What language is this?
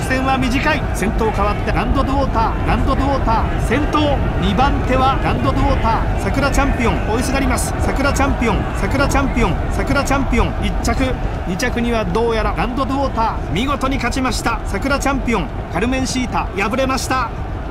Japanese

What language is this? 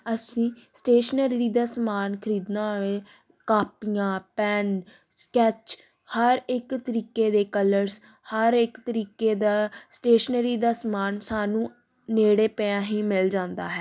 Punjabi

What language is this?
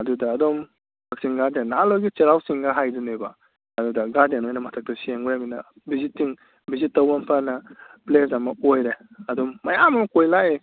Manipuri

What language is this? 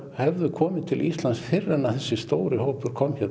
Icelandic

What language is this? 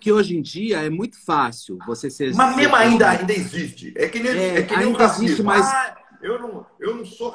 Portuguese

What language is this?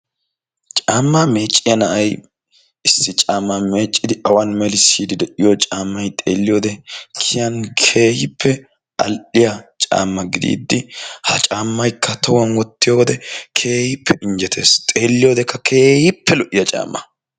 Wolaytta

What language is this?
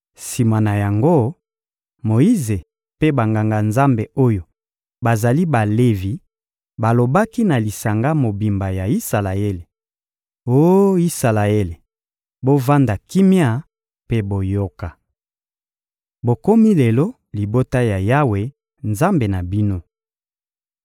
Lingala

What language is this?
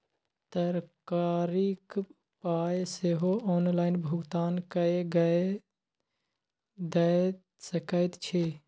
Maithili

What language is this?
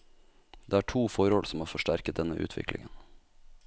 Norwegian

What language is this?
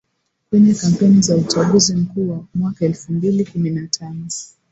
Swahili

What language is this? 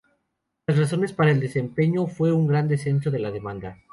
Spanish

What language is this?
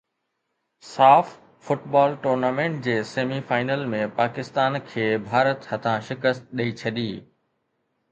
Sindhi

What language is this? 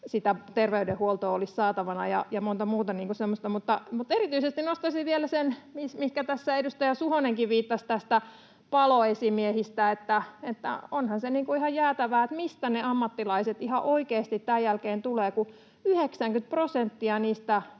Finnish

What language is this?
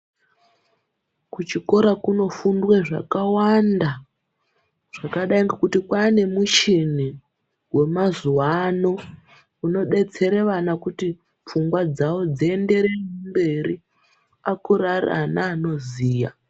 Ndau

